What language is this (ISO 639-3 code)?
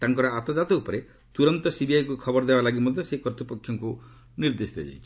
ori